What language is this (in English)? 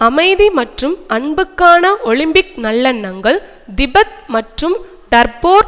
Tamil